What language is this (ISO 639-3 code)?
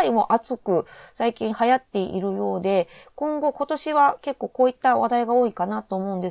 jpn